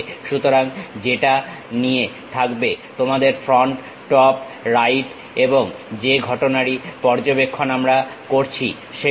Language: Bangla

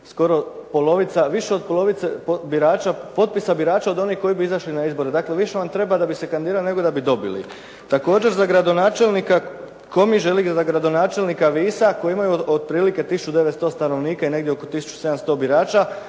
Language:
Croatian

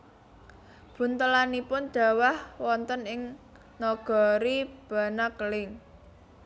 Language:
Javanese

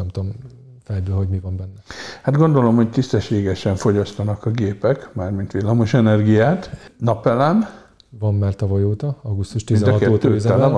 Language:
Hungarian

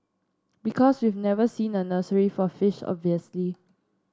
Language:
English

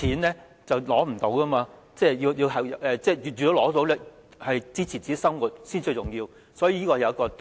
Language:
Cantonese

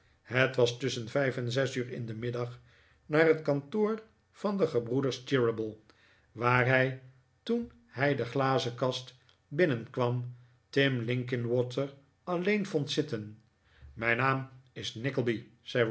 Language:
Dutch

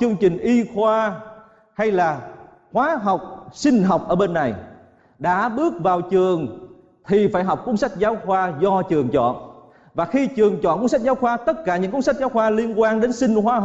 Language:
Vietnamese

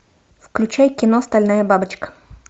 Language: Russian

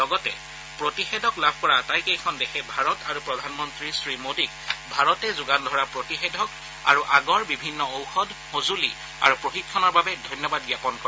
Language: Assamese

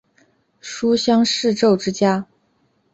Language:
Chinese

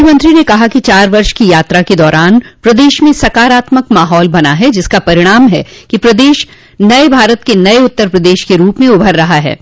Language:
Hindi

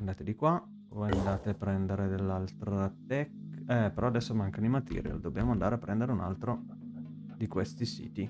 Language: Italian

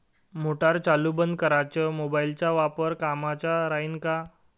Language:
Marathi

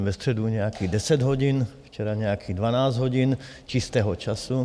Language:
Czech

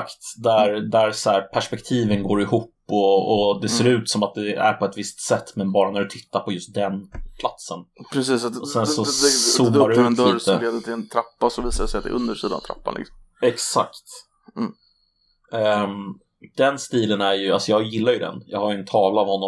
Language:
Swedish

